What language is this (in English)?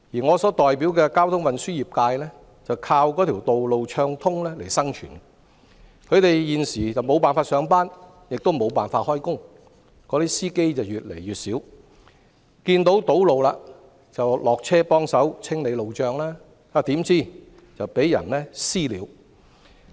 Cantonese